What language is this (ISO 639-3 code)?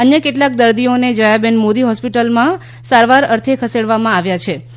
guj